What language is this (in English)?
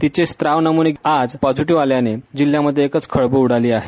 Marathi